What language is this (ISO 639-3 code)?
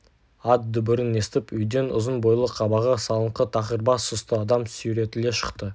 kaz